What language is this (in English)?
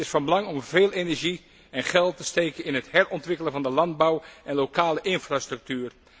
Dutch